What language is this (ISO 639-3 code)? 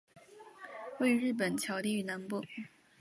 zho